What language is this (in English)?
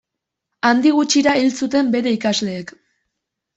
Basque